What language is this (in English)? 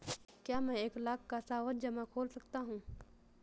Hindi